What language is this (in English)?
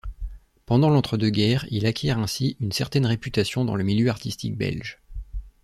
French